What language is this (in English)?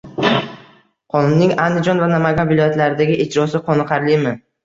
Uzbek